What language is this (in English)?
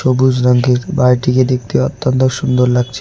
Bangla